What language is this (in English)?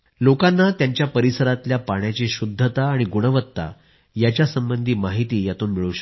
Marathi